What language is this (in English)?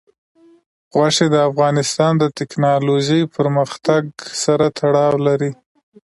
Pashto